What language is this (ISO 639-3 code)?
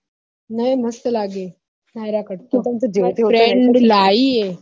guj